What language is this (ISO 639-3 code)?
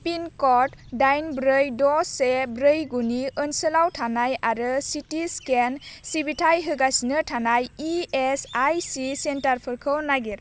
brx